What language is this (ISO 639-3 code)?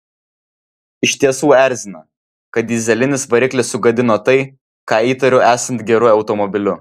lit